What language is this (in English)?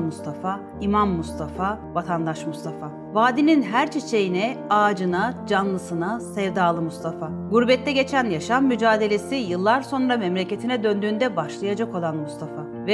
Turkish